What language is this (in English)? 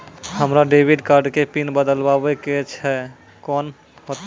Maithili